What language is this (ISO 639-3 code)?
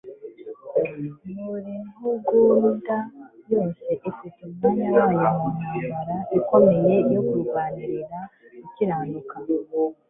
kin